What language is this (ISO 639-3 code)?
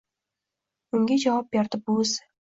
uzb